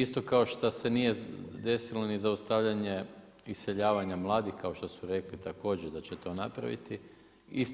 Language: Croatian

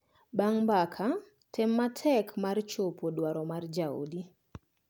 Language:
Luo (Kenya and Tanzania)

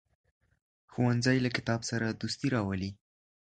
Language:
Pashto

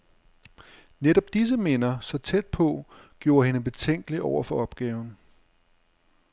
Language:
Danish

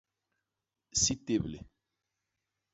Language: Basaa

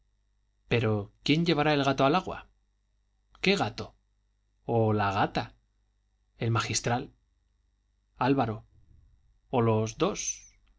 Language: Spanish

